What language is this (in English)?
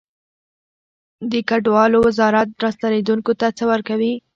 Pashto